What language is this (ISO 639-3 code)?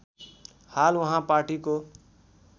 nep